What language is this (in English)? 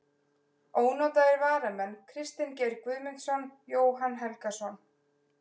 Icelandic